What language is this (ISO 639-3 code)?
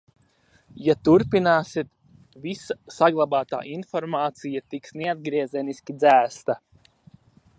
lav